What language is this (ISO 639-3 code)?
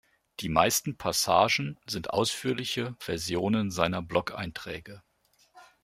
deu